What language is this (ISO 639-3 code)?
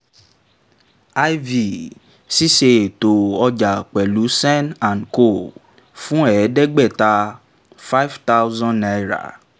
yor